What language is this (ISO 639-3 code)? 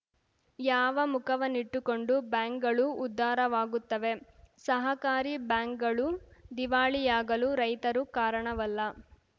kan